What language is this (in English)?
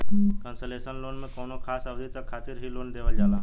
Bhojpuri